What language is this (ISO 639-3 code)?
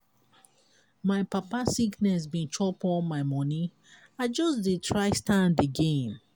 pcm